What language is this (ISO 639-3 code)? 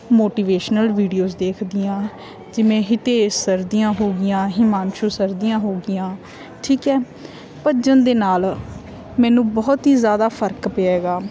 pan